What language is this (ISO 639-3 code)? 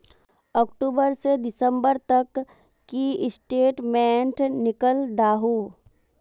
mag